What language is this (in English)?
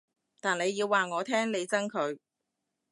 Cantonese